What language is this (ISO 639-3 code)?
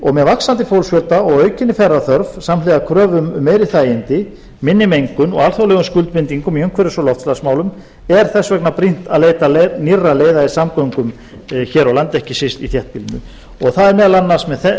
isl